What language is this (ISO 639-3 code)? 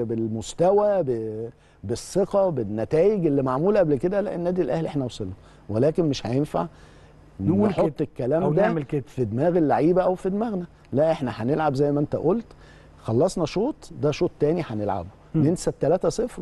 ara